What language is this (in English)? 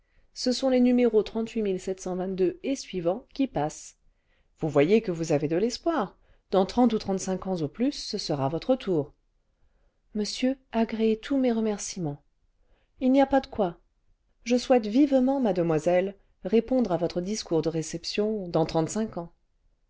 French